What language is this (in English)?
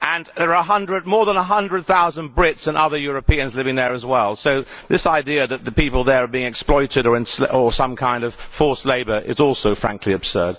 English